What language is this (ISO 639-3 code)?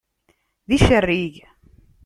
kab